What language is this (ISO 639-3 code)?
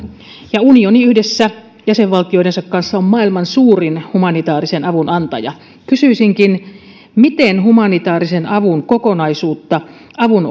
fin